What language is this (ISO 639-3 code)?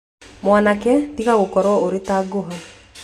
kik